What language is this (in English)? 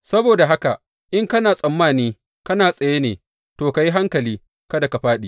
Hausa